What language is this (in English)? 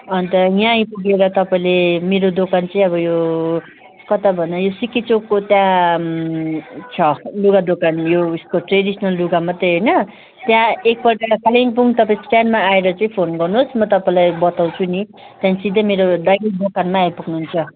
Nepali